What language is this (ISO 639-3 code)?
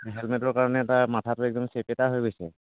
asm